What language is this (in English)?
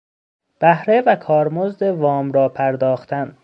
Persian